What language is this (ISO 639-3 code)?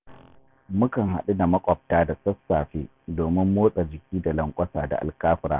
hau